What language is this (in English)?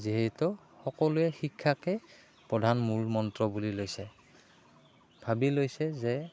Assamese